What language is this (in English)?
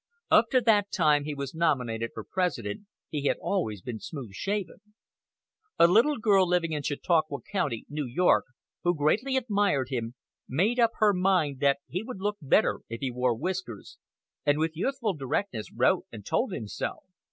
English